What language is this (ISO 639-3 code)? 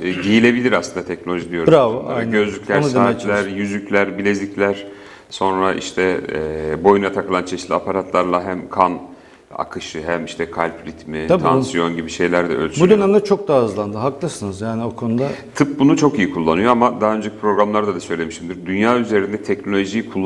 tur